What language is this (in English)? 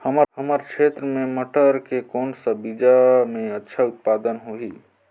Chhattisgarhi